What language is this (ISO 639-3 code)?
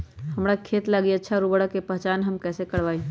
mag